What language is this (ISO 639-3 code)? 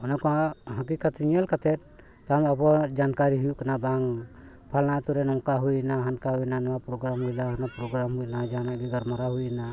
sat